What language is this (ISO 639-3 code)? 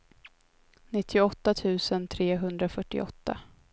swe